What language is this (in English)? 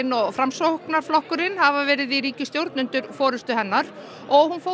Icelandic